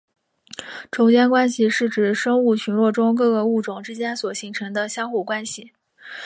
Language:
Chinese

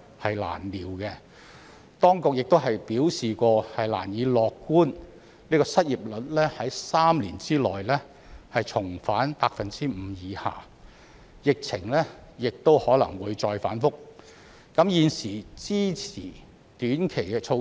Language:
Cantonese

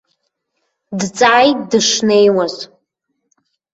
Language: Abkhazian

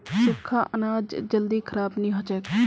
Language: Magahi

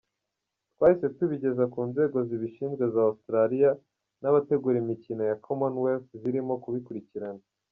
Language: Kinyarwanda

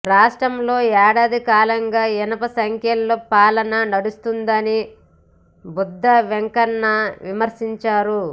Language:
Telugu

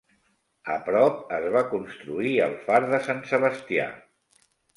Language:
Catalan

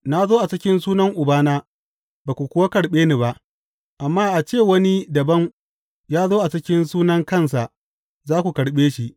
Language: Hausa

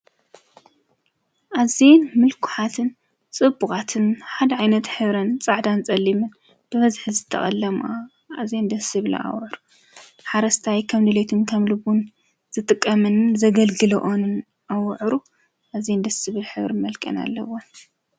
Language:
Tigrinya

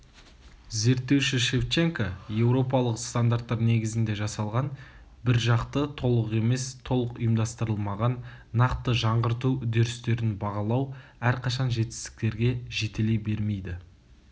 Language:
Kazakh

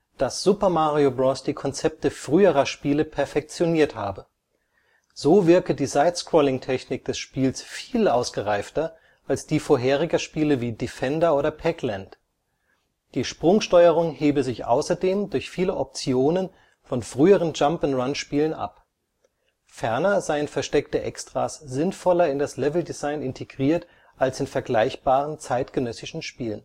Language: German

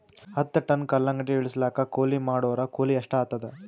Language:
Kannada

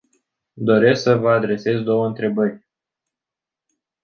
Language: Romanian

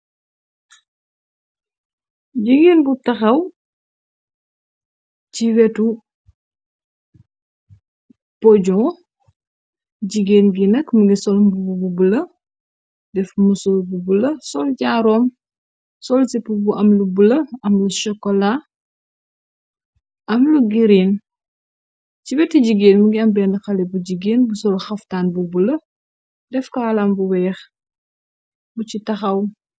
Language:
Wolof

